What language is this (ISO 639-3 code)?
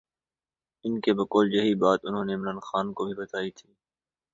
urd